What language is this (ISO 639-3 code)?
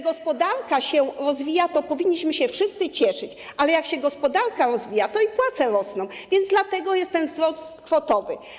pol